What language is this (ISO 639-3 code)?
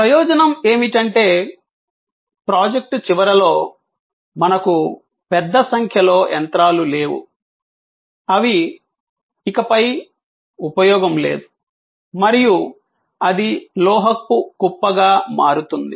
tel